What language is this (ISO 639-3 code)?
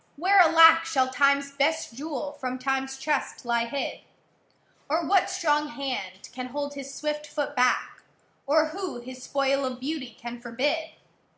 eng